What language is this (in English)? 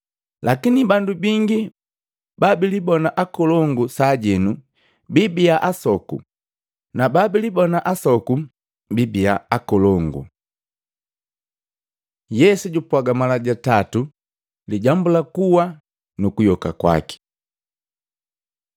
Matengo